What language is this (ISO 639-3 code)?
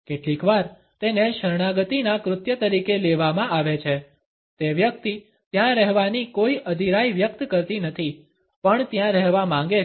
guj